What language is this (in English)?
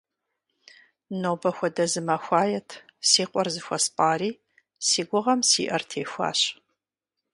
Kabardian